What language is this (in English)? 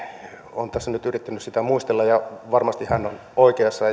Finnish